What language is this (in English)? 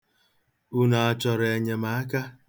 Igbo